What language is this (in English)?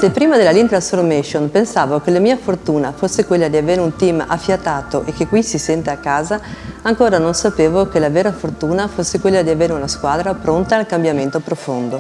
Italian